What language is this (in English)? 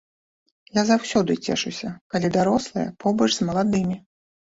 Belarusian